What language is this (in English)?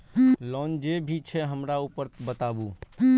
Maithili